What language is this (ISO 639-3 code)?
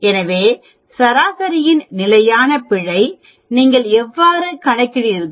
tam